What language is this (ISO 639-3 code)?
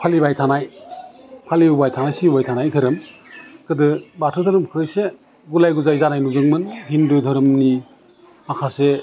brx